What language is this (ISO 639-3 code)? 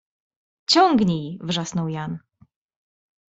pol